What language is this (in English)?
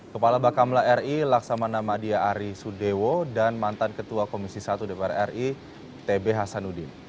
Indonesian